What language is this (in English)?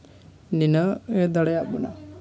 Santali